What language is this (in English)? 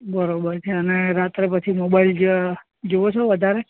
Gujarati